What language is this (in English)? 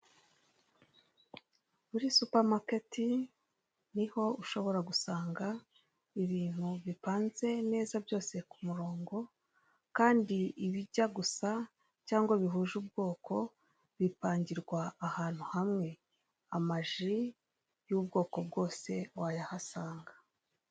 Kinyarwanda